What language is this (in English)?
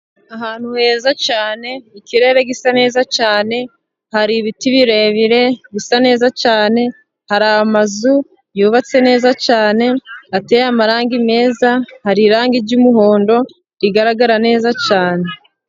Kinyarwanda